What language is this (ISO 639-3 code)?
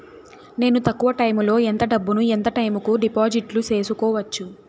tel